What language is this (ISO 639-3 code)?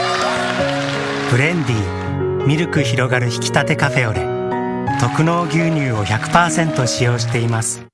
jpn